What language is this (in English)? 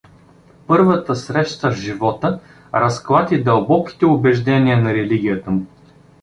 Bulgarian